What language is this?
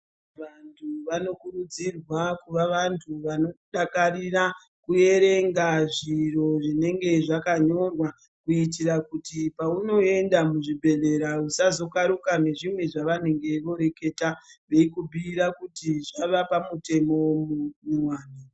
Ndau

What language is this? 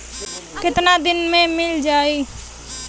Bhojpuri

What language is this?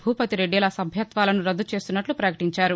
Telugu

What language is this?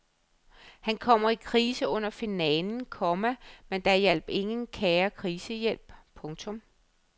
Danish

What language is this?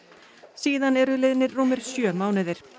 Icelandic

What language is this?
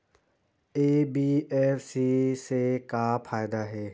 Chhattisgarhi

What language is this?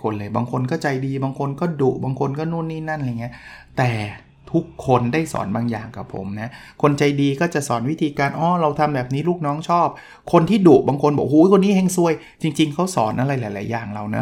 Thai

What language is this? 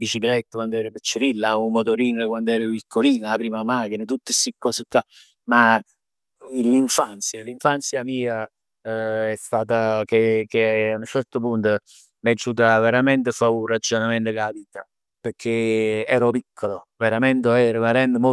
Neapolitan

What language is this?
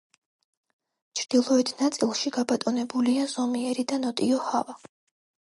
Georgian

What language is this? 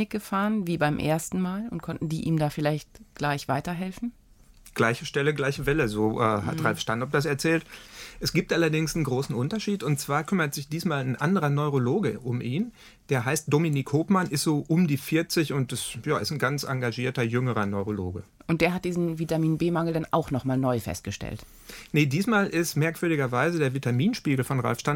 German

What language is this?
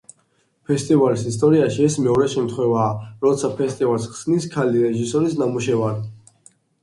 Georgian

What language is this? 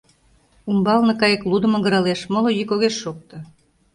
Mari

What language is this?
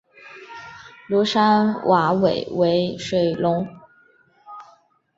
Chinese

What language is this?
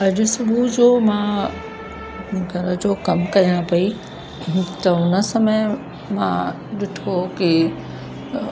Sindhi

